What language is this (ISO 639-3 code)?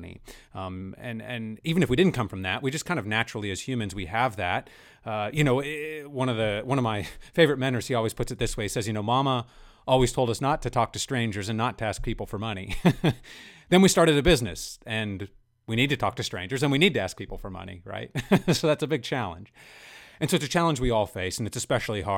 eng